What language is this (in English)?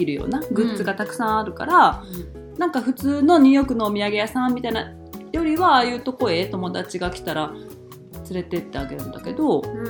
Japanese